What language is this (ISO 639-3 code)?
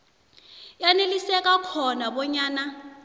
nbl